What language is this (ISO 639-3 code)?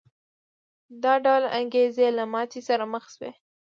pus